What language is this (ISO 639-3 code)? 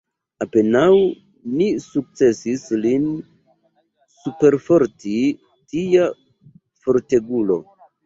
epo